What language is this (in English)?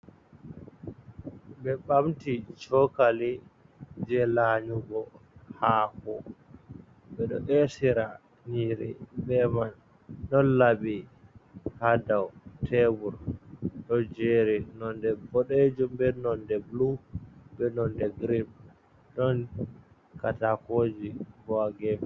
Fula